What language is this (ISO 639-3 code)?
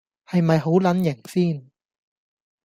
yue